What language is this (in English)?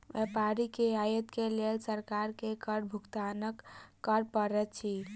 Maithili